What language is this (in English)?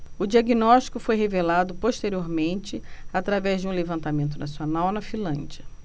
Portuguese